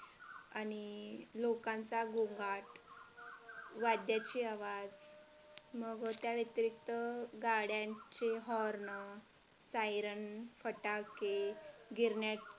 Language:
Marathi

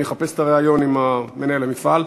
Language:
Hebrew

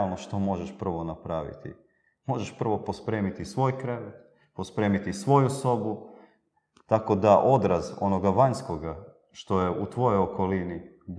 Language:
Croatian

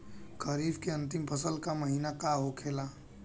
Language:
Bhojpuri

